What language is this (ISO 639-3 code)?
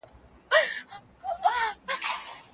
pus